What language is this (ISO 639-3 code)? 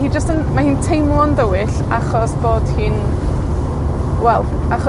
cym